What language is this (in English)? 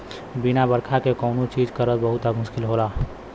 Bhojpuri